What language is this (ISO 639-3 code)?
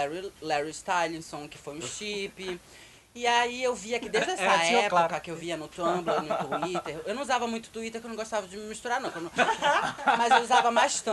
por